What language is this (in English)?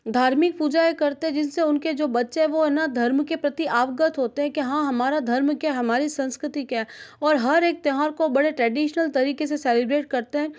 Hindi